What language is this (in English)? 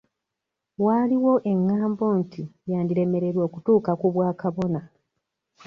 Ganda